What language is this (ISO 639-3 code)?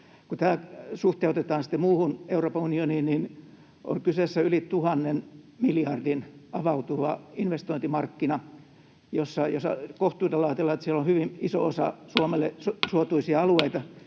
fin